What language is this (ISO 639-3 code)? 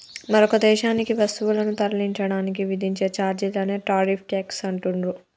tel